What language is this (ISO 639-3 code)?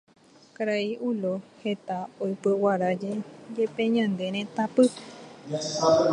grn